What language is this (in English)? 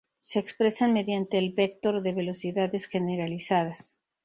Spanish